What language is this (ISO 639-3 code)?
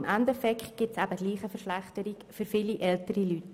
gsw